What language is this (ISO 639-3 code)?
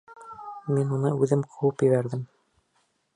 bak